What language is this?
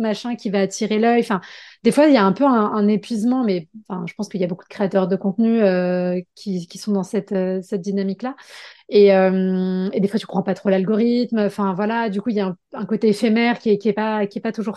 French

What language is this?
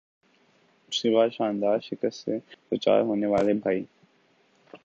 Urdu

